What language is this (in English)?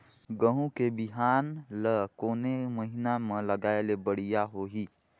Chhattisgarhi